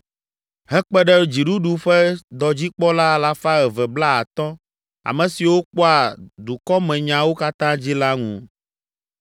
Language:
Ewe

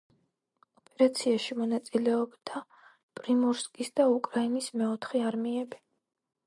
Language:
Georgian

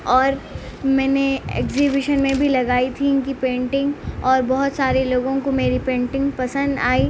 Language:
Urdu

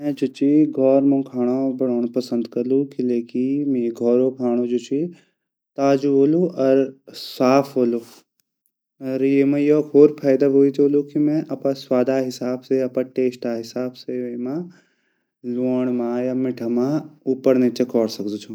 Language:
Garhwali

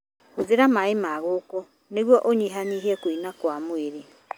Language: Kikuyu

